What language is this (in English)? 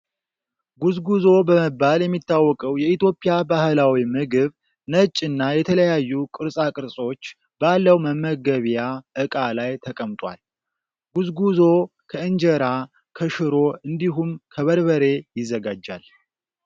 Amharic